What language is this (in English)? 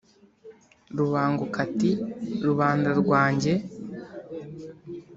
Kinyarwanda